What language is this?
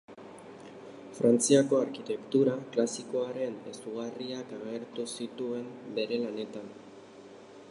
Basque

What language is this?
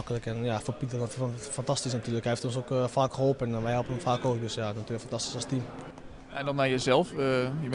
Dutch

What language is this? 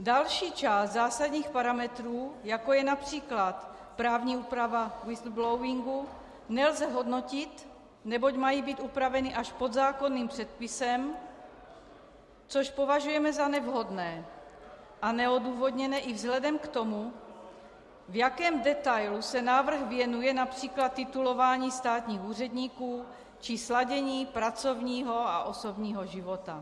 Czech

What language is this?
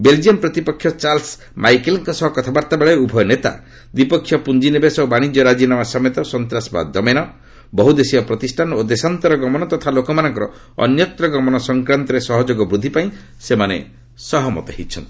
Odia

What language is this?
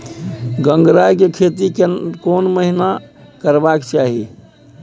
Maithili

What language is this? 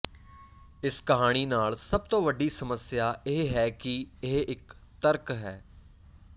Punjabi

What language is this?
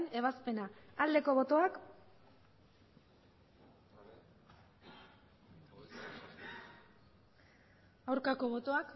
Basque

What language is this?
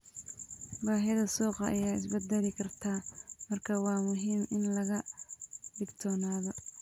Somali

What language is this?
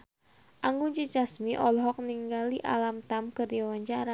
Sundanese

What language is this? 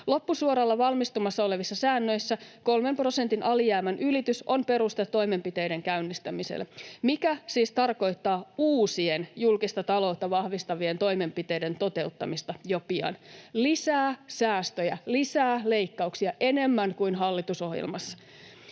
Finnish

